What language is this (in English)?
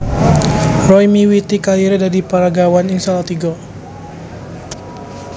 Javanese